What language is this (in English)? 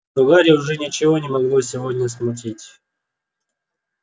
Russian